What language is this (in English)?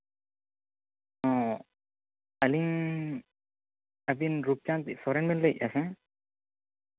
Santali